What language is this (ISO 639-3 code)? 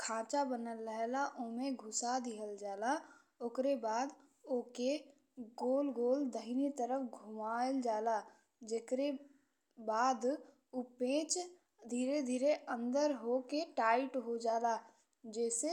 bho